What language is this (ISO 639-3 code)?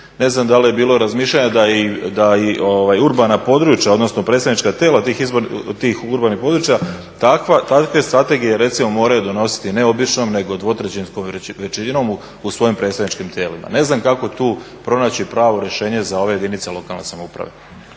hrv